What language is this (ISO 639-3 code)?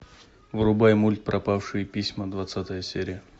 rus